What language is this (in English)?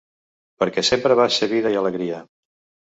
Catalan